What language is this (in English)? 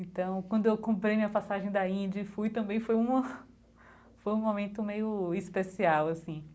Portuguese